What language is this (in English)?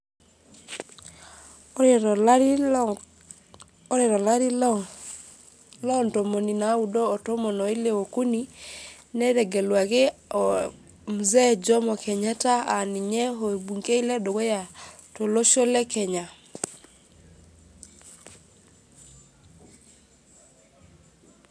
Masai